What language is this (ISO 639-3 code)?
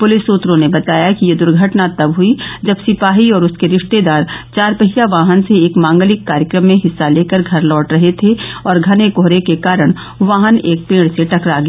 hin